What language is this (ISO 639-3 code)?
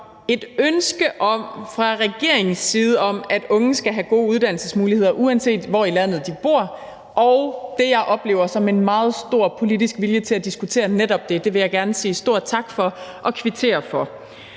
dan